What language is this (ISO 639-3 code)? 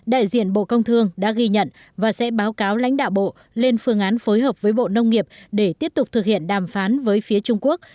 vie